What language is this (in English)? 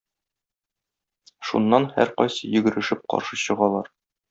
Tatar